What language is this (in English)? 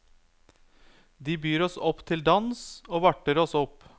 Norwegian